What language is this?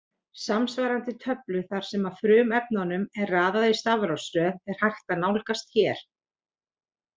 Icelandic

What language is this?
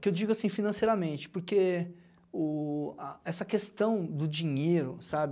Portuguese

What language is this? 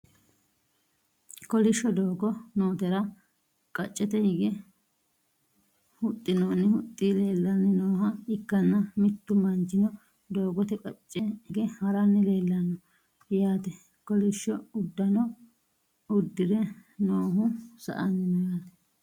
Sidamo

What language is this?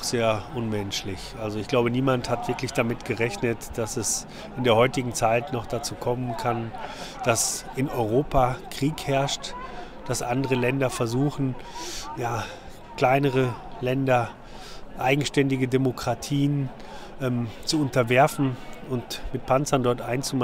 German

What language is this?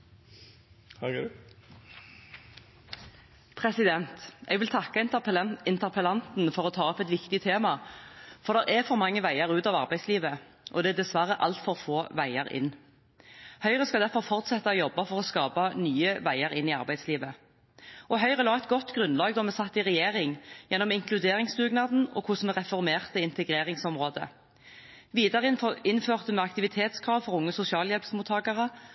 Norwegian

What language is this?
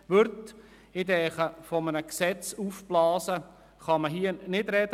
Swiss German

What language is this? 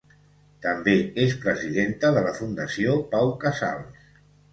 Catalan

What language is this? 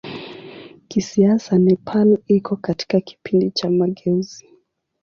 Swahili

